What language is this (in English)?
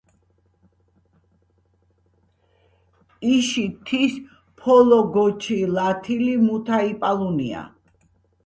Georgian